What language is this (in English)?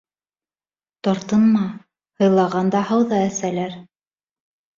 Bashkir